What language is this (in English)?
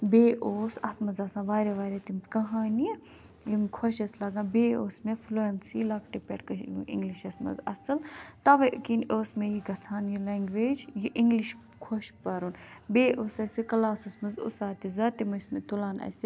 Kashmiri